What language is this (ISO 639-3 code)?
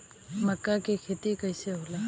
bho